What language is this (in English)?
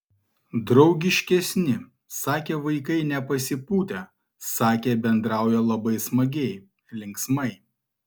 Lithuanian